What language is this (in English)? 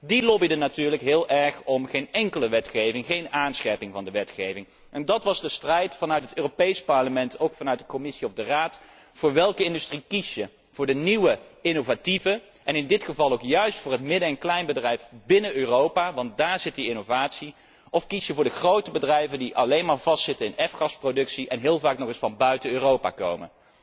Dutch